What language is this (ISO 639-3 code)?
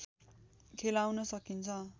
nep